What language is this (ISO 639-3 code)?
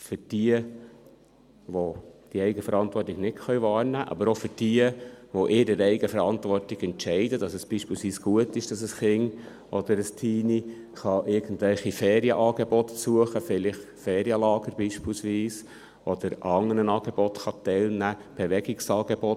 gsw